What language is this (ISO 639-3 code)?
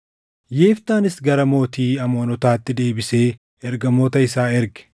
orm